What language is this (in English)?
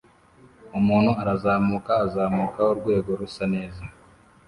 Kinyarwanda